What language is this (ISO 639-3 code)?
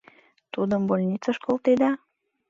chm